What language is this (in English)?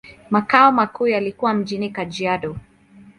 Swahili